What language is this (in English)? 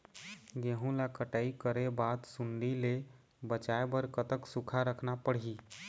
Chhattisgarhi